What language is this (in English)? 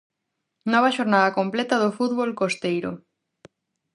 Galician